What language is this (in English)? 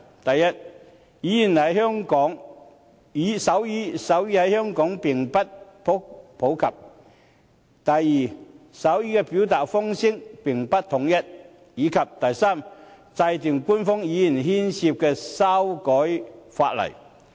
Cantonese